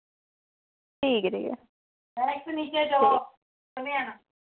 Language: Dogri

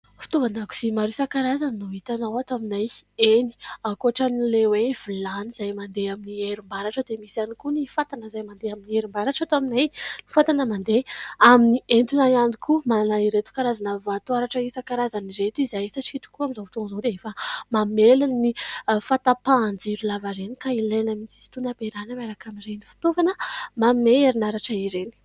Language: Malagasy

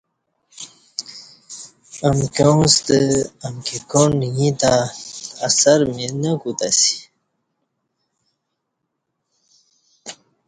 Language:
Kati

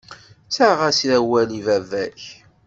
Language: Kabyle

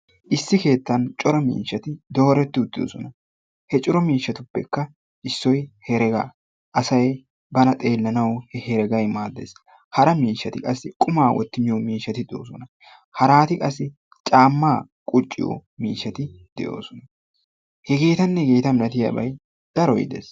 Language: Wolaytta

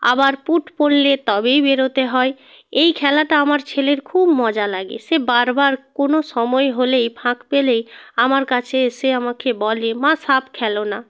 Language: Bangla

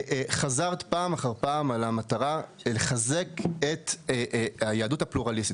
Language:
Hebrew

